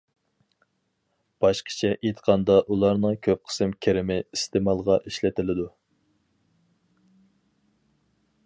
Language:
Uyghur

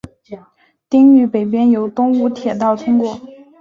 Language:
Chinese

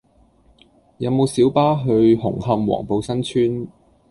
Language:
Cantonese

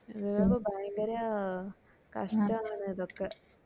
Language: Malayalam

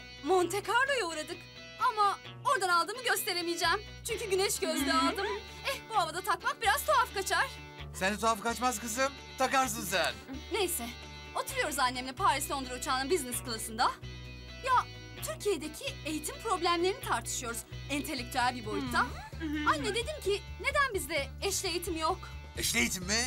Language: Turkish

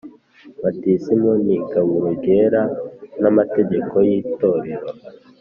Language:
Kinyarwanda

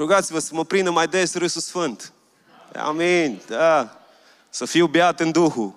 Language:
Romanian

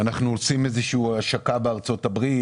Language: Hebrew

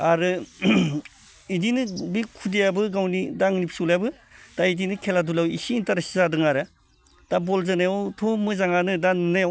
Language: Bodo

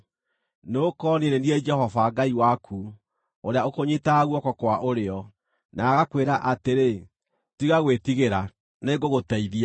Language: Kikuyu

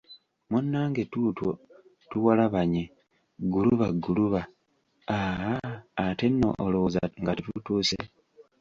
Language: Ganda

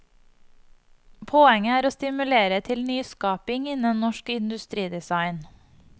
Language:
Norwegian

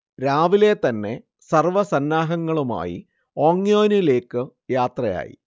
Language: Malayalam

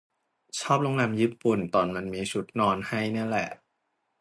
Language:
Thai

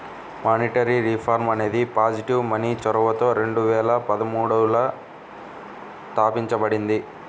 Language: Telugu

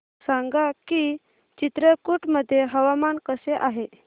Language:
Marathi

